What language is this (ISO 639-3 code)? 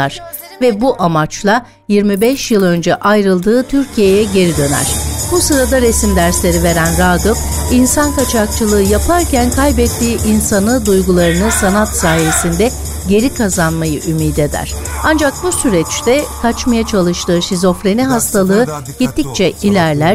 tur